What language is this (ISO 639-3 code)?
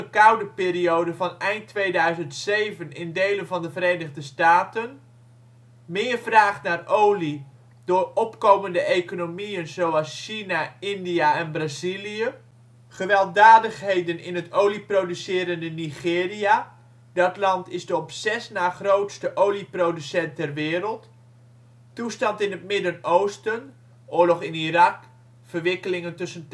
nld